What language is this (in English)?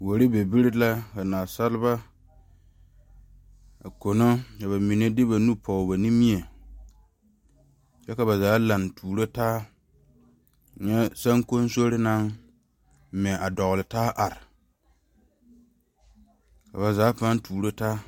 Southern Dagaare